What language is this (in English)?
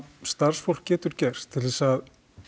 Icelandic